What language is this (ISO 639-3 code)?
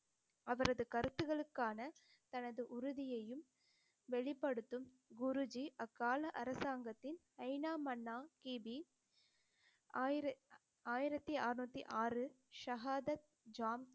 tam